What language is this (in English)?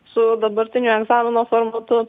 Lithuanian